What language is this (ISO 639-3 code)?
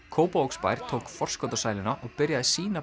isl